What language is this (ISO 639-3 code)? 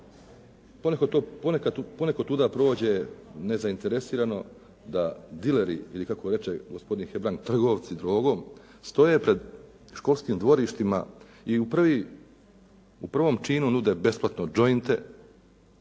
hrv